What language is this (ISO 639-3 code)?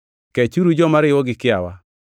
luo